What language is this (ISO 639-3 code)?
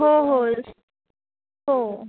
mar